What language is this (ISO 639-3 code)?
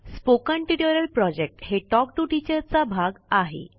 mar